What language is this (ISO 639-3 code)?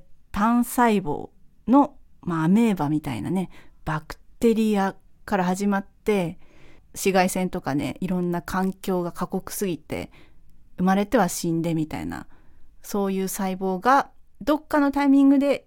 jpn